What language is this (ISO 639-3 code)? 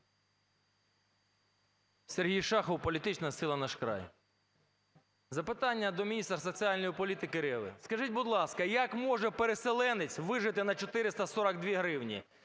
ukr